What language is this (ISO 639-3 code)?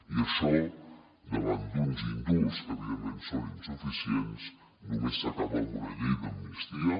cat